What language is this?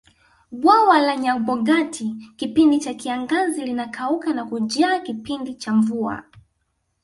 Swahili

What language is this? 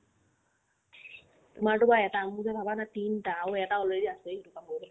Assamese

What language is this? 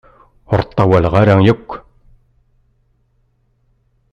Kabyle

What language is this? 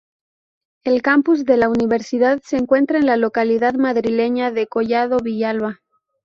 Spanish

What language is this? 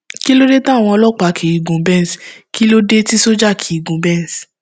Yoruba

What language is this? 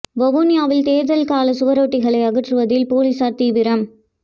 Tamil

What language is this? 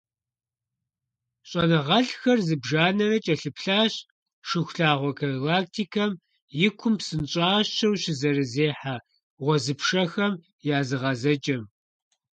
Kabardian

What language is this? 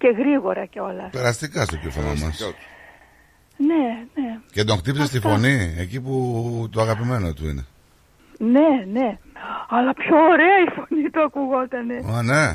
Greek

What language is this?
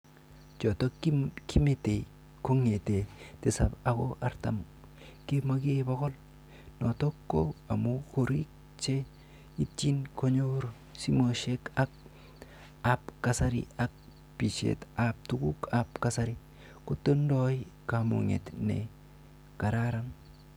Kalenjin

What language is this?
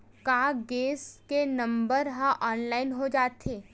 Chhattisgarhi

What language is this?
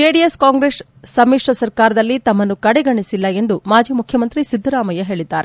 Kannada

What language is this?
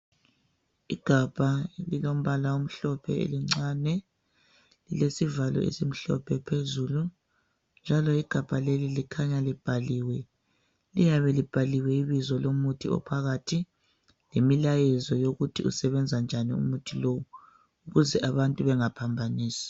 North Ndebele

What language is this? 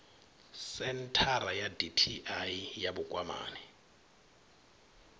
Venda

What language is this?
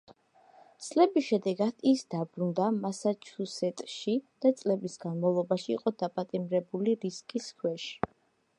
Georgian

